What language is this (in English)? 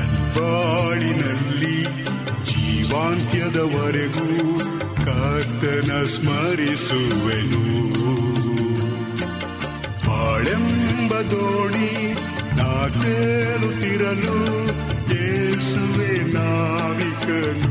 Kannada